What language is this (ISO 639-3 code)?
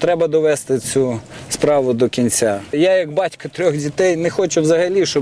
ukr